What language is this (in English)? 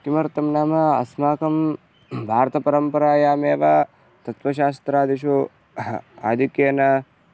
Sanskrit